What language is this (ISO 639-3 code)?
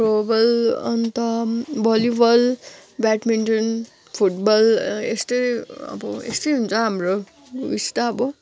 nep